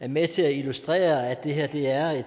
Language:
Danish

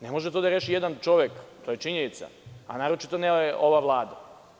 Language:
Serbian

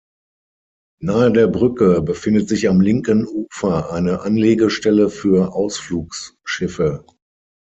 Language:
German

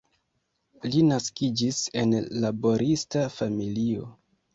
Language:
Esperanto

